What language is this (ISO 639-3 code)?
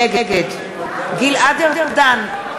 heb